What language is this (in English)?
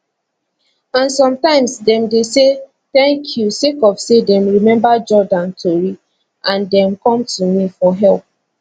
Nigerian Pidgin